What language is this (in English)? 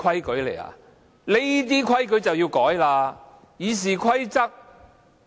Cantonese